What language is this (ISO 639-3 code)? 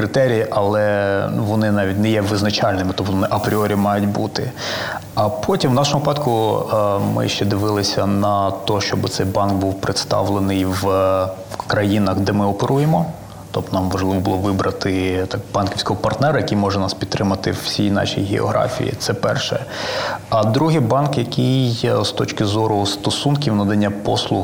ukr